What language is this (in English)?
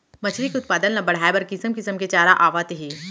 Chhattisgarhi